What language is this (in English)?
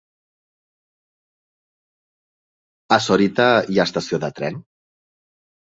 Catalan